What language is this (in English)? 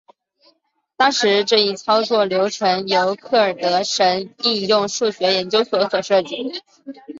Chinese